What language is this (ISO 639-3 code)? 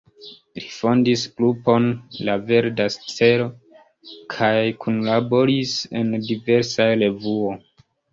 epo